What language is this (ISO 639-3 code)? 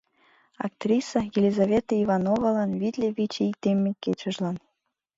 chm